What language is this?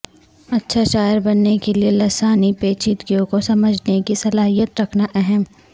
Urdu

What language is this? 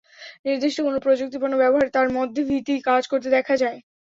Bangla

